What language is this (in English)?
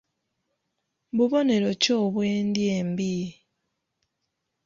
Ganda